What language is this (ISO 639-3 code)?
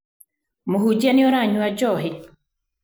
kik